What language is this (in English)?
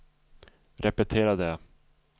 Swedish